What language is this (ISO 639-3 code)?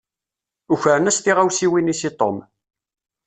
kab